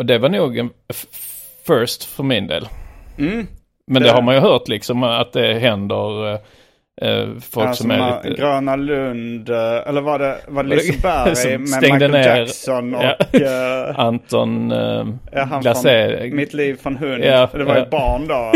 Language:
Swedish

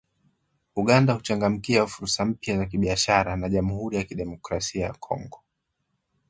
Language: Swahili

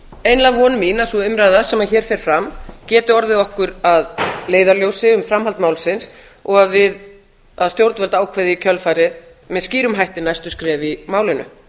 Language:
Icelandic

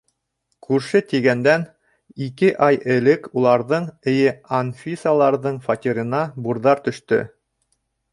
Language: Bashkir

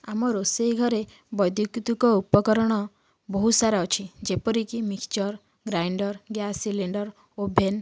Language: Odia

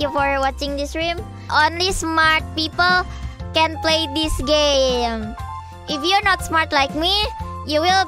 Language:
Indonesian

